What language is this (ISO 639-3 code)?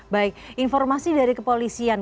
ind